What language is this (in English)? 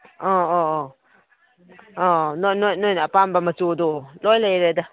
Manipuri